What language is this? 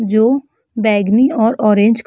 Hindi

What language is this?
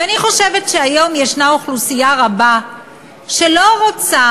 Hebrew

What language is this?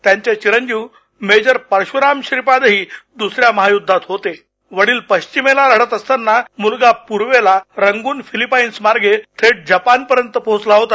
Marathi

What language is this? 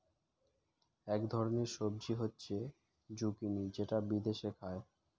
Bangla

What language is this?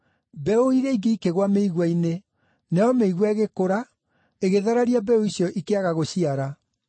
Kikuyu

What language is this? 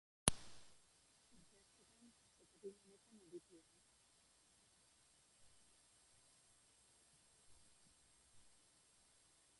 Basque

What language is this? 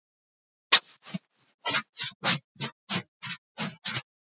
Icelandic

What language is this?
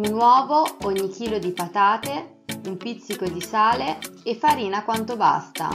Italian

